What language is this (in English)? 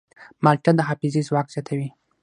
Pashto